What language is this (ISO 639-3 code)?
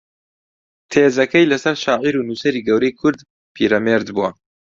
ckb